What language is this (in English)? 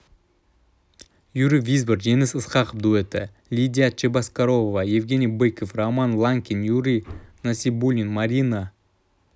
Kazakh